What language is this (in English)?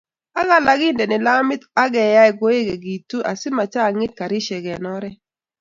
Kalenjin